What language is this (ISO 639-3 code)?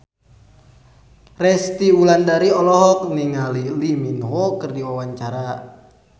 sun